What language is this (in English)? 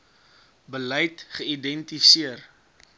Afrikaans